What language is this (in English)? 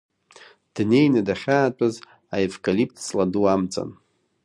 Abkhazian